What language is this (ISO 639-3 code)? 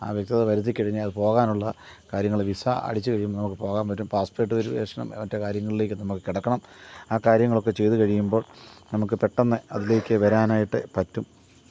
mal